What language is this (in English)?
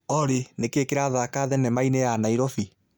Kikuyu